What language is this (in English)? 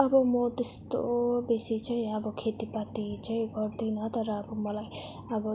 Nepali